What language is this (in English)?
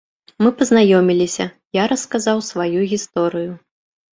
Belarusian